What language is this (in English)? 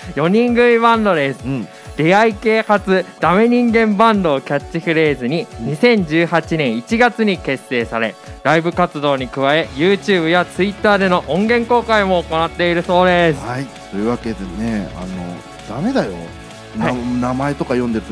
Japanese